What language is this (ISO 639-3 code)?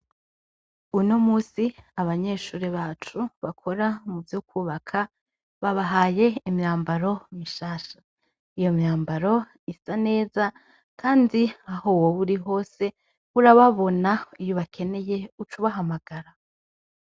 run